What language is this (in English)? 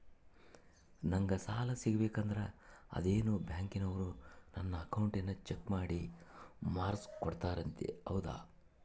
Kannada